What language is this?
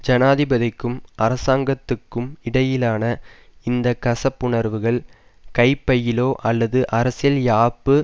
Tamil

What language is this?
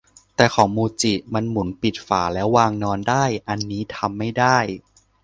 Thai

